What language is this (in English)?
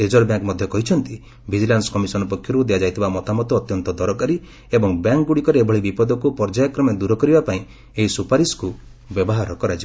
Odia